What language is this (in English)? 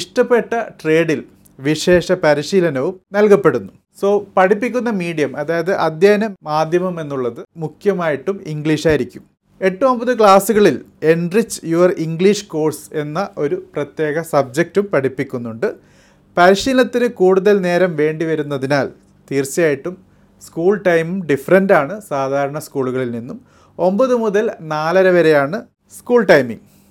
Malayalam